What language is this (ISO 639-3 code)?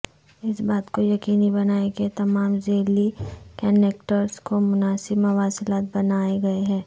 urd